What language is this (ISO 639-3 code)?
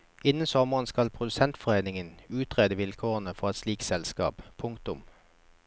nor